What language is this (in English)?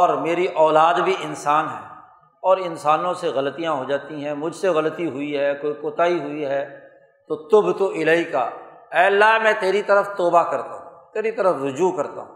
Urdu